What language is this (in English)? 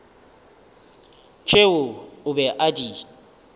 Northern Sotho